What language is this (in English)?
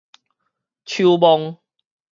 Min Nan Chinese